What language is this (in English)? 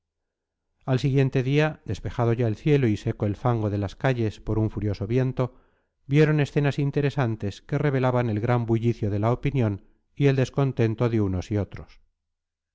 Spanish